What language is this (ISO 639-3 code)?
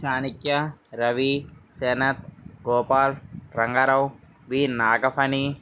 tel